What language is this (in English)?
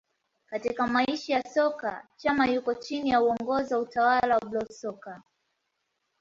Swahili